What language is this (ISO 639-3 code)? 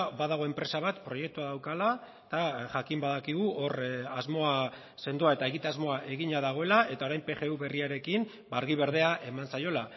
eus